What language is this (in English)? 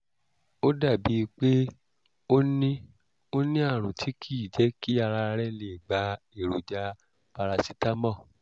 Yoruba